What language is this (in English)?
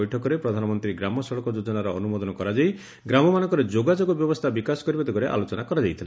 Odia